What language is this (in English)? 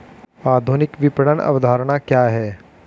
Hindi